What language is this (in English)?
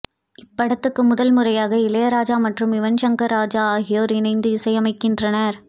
Tamil